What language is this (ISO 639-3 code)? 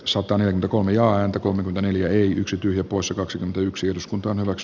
fin